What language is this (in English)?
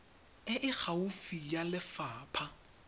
Tswana